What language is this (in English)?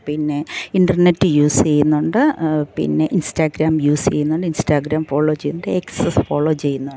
Malayalam